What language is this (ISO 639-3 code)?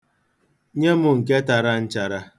ibo